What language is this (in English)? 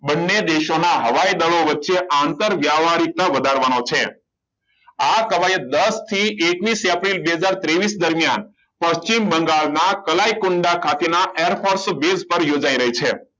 Gujarati